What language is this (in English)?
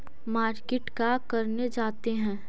Magahi